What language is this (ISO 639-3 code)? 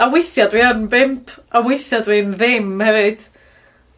cym